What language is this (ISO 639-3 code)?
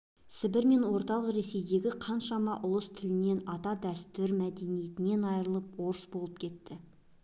kaz